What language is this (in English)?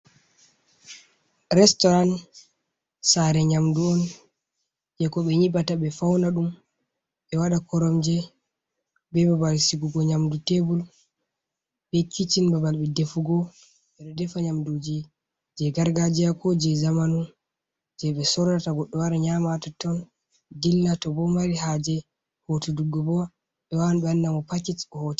Fula